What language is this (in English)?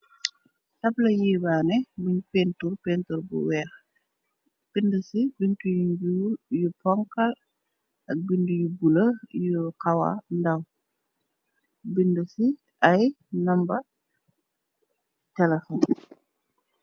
Wolof